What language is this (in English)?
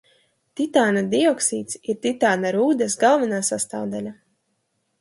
Latvian